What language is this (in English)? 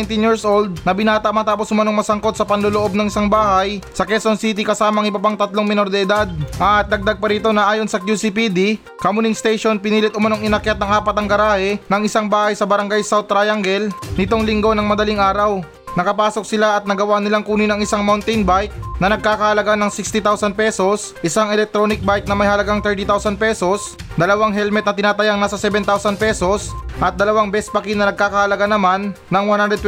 Filipino